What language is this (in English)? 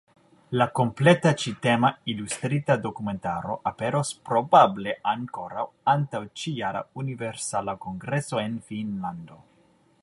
Esperanto